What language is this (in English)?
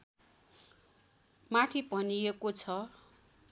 Nepali